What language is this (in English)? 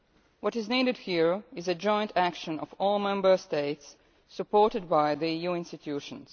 English